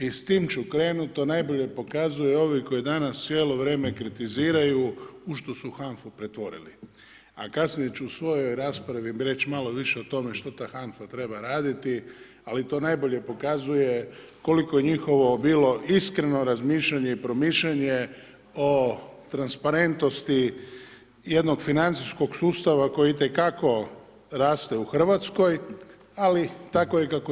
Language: Croatian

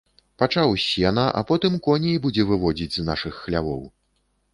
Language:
Belarusian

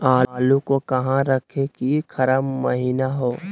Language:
Magahi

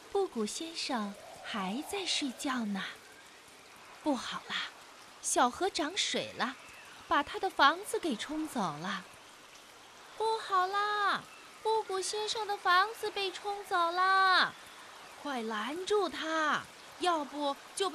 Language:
Chinese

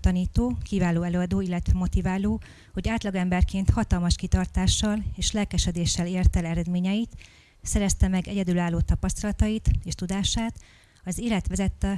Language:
Hungarian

